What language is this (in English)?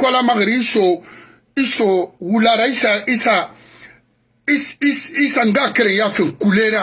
French